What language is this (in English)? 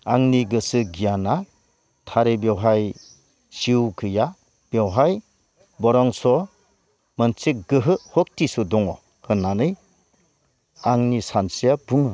Bodo